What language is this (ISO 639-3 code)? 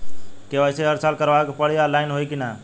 bho